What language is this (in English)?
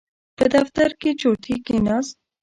Pashto